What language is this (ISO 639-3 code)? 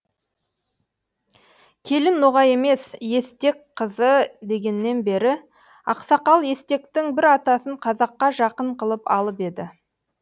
kaz